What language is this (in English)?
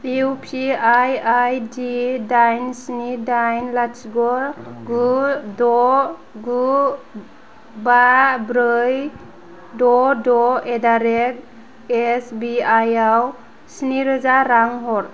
Bodo